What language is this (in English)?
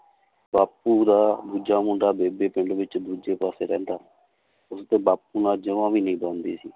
Punjabi